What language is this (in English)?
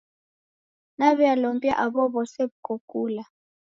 Taita